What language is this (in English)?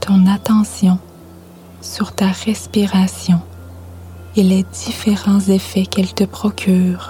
French